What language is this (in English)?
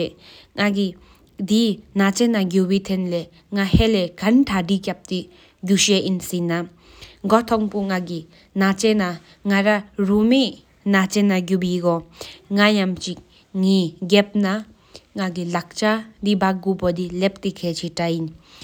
Sikkimese